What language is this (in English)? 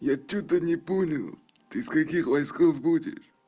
Russian